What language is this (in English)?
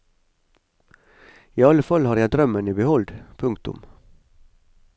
Norwegian